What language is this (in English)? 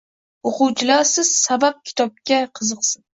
Uzbek